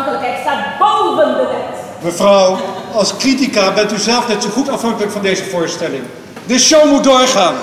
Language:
Dutch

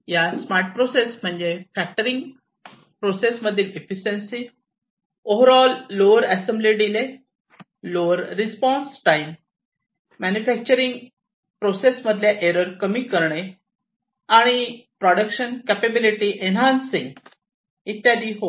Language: Marathi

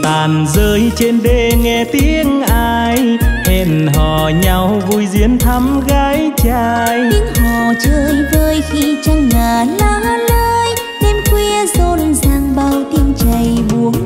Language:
Vietnamese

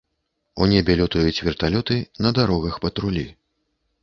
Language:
Belarusian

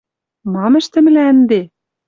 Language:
Western Mari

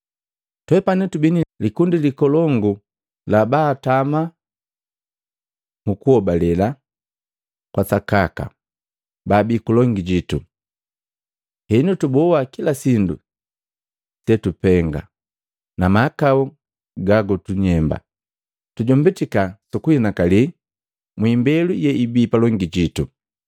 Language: Matengo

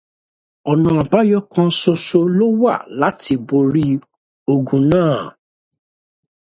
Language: Yoruba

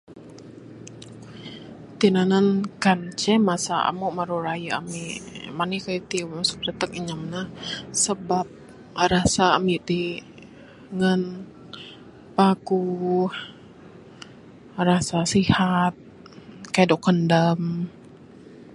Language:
Bukar-Sadung Bidayuh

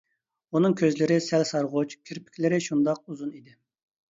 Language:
Uyghur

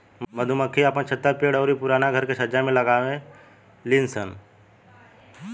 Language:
Bhojpuri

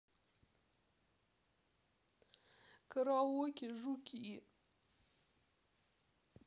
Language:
Russian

